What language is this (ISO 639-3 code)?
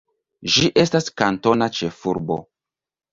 epo